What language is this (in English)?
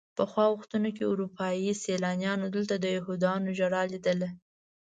Pashto